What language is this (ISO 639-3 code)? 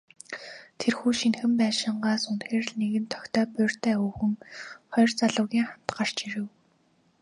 mon